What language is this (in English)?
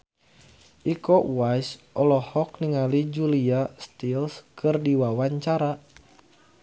Sundanese